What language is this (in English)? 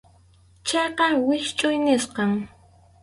Arequipa-La Unión Quechua